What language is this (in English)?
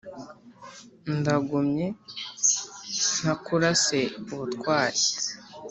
Kinyarwanda